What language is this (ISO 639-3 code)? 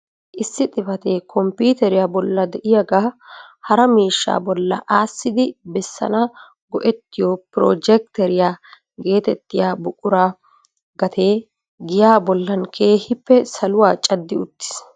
wal